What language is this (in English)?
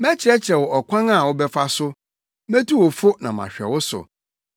Akan